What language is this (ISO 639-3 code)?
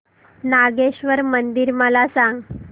mar